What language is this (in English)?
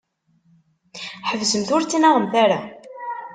Kabyle